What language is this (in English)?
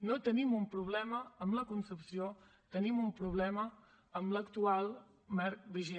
Catalan